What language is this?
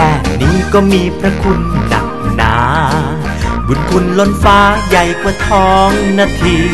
Thai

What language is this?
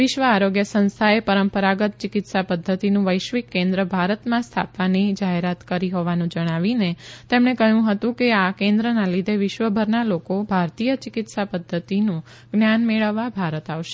Gujarati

